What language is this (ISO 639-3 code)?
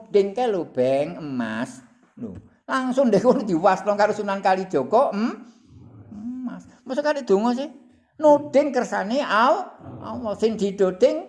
ind